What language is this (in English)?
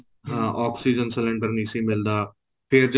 Punjabi